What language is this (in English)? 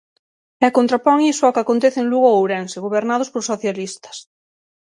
Galician